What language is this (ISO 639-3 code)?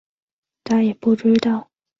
zho